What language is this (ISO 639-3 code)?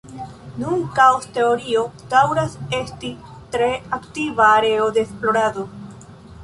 epo